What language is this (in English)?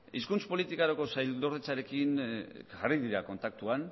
Basque